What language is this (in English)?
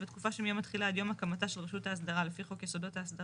Hebrew